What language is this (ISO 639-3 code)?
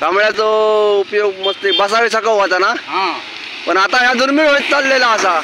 mar